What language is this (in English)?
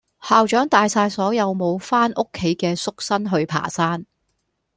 Cantonese